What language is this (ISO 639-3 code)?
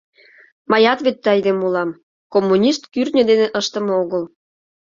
chm